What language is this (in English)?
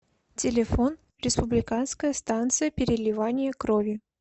Russian